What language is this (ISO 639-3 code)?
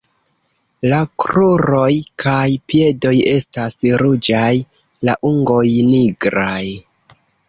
epo